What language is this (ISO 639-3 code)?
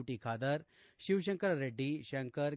kan